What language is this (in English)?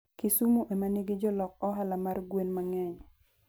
Luo (Kenya and Tanzania)